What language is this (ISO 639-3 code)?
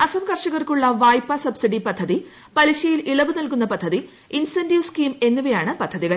mal